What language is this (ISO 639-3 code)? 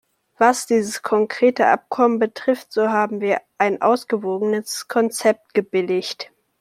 deu